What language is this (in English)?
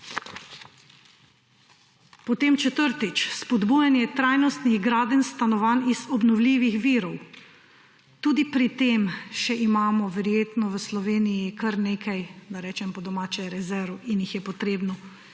Slovenian